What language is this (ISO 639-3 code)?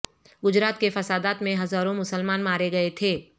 urd